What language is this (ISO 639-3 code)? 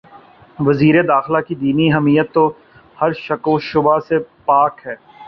urd